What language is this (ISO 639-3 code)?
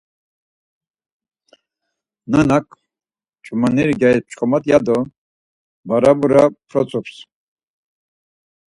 lzz